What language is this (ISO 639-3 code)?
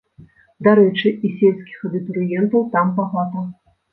bel